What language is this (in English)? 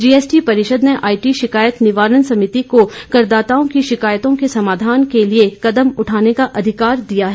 Hindi